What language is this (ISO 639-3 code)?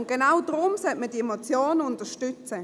gsw